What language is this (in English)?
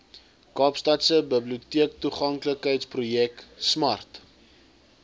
Afrikaans